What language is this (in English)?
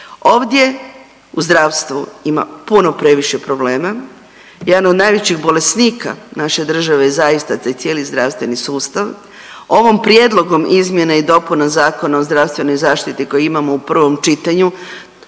Croatian